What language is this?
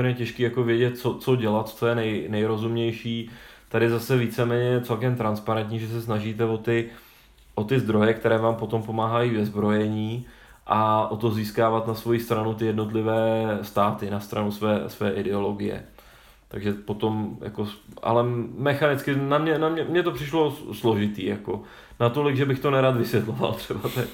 Czech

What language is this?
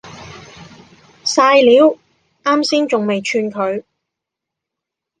Cantonese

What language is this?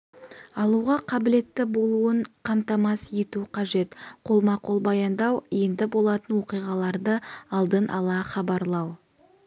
Kazakh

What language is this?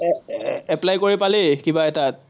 Assamese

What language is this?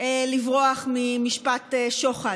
Hebrew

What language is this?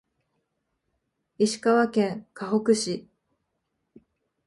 Japanese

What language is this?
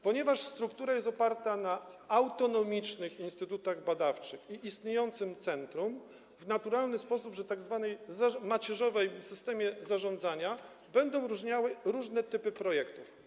Polish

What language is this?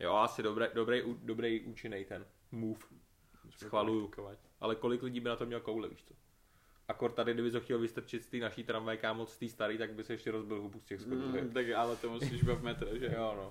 Czech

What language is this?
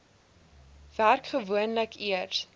Afrikaans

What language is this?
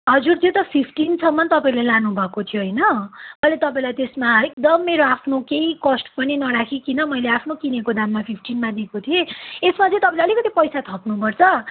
Nepali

